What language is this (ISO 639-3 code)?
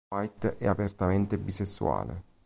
ita